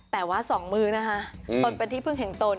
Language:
Thai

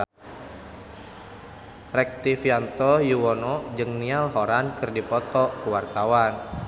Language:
Sundanese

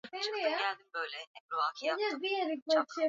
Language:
Swahili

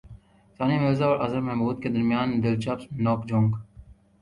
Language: Urdu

